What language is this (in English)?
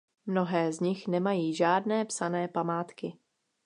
Czech